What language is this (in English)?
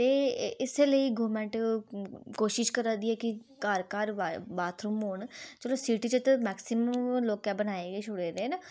Dogri